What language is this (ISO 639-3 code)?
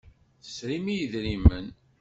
kab